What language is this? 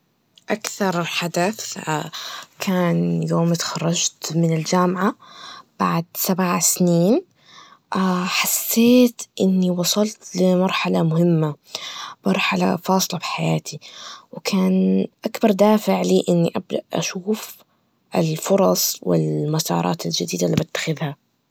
Najdi Arabic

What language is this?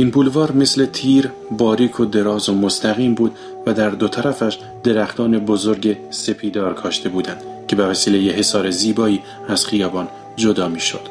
Persian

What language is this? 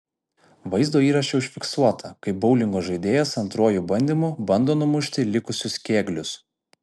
Lithuanian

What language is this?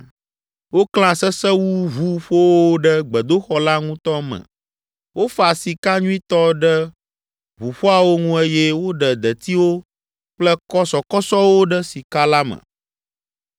Ewe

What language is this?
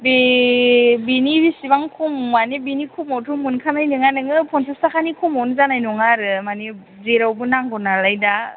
Bodo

